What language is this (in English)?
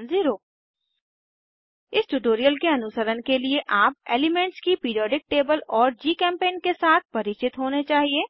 Hindi